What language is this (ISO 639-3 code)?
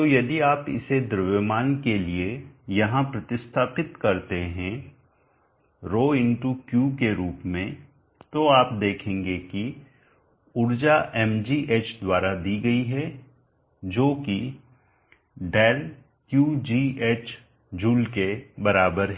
hin